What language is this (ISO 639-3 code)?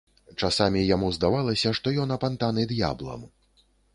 bel